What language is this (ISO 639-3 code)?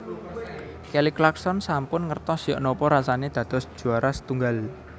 jav